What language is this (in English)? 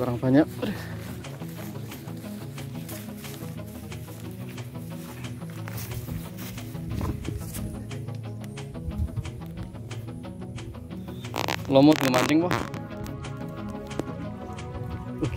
Indonesian